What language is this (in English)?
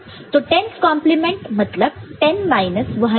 Hindi